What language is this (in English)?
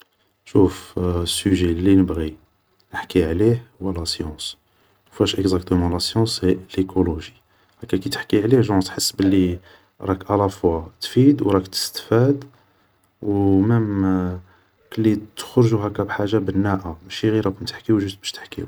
Algerian Arabic